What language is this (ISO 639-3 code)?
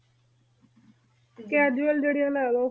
pan